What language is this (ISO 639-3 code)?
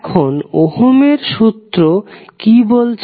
ben